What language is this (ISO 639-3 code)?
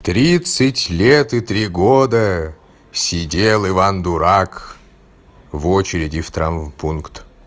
rus